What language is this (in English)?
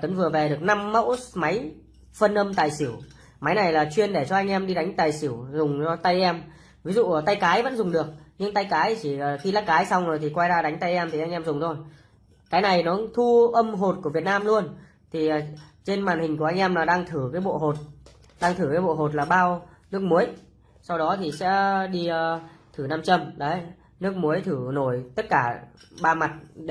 Vietnamese